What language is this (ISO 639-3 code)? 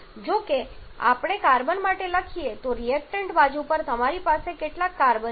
guj